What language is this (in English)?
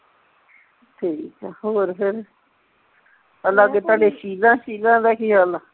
Punjabi